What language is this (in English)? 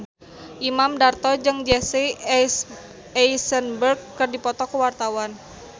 Sundanese